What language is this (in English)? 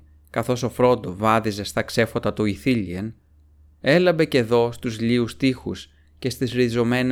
Greek